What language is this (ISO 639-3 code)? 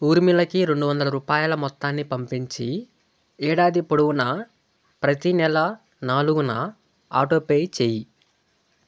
tel